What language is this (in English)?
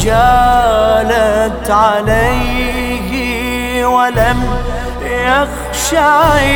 Arabic